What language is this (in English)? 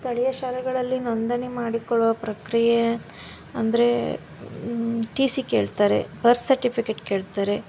Kannada